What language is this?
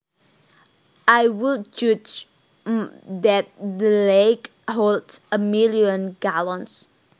Javanese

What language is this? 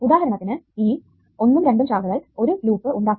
Malayalam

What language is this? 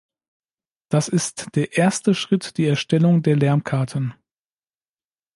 German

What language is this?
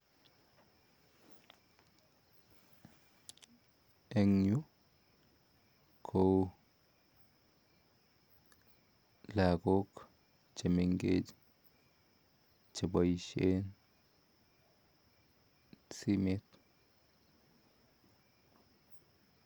Kalenjin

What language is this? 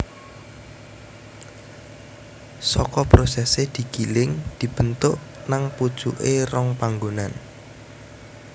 Javanese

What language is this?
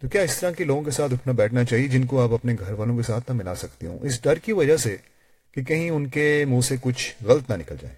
Urdu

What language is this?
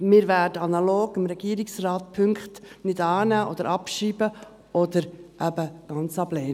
Swiss German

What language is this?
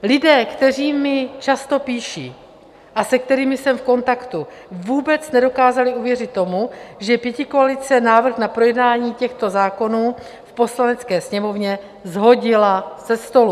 Czech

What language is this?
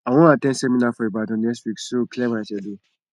Nigerian Pidgin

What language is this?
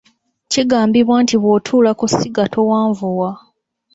Ganda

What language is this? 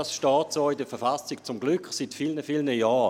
Swiss German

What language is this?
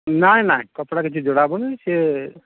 Odia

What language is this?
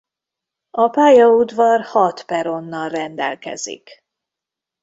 Hungarian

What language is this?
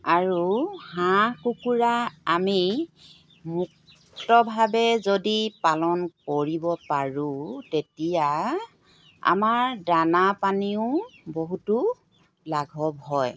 Assamese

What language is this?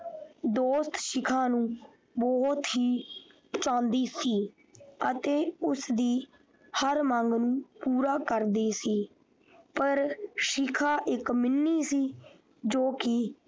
Punjabi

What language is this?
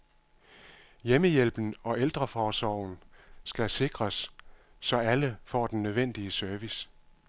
Danish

